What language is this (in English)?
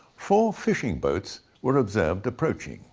English